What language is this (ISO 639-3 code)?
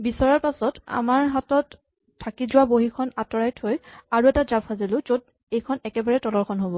asm